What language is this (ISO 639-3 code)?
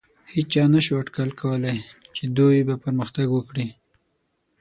pus